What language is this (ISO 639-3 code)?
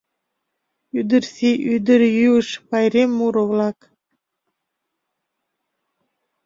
chm